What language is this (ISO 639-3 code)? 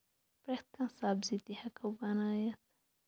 kas